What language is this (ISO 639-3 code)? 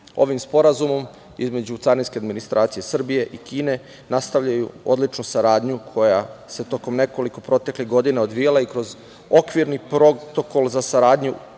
srp